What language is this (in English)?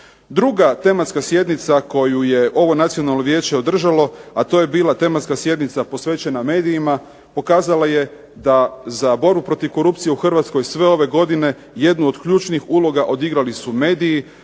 Croatian